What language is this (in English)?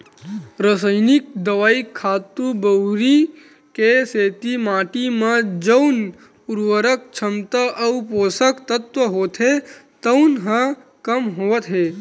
Chhattisgarhi